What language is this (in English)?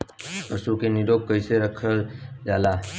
Bhojpuri